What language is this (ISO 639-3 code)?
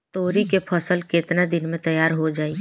bho